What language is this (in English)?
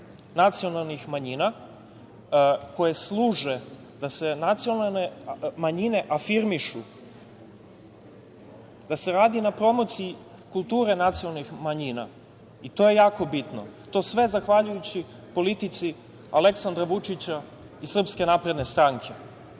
Serbian